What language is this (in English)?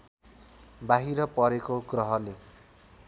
Nepali